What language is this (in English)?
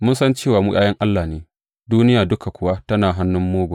Hausa